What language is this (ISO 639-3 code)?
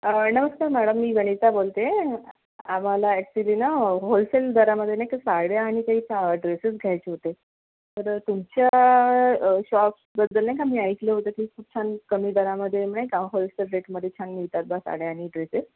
mar